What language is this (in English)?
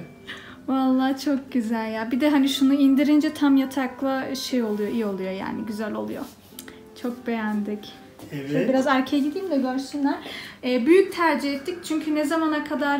Turkish